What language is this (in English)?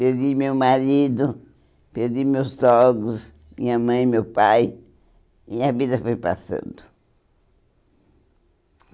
Portuguese